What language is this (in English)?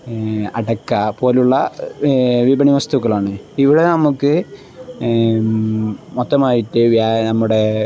Malayalam